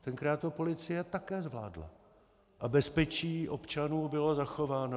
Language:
Czech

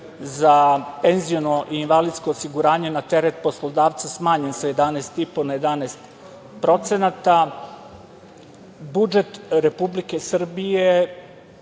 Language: Serbian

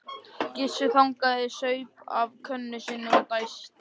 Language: Icelandic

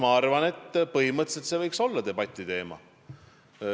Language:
Estonian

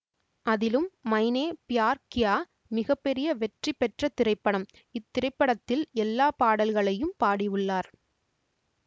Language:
Tamil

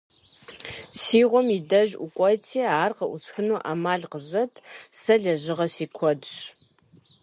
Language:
Kabardian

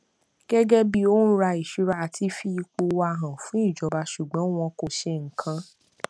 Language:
Yoruba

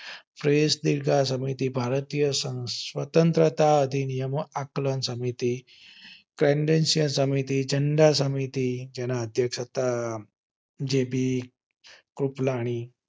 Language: Gujarati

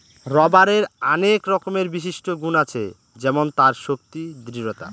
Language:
Bangla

